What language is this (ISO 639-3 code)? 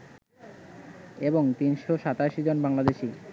ben